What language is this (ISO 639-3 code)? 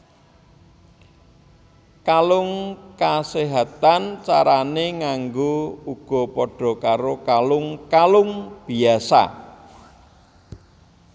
jav